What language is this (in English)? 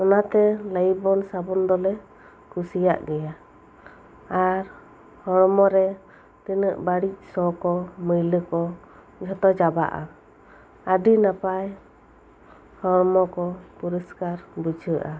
Santali